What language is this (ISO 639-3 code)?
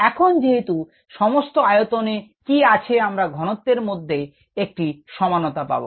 ben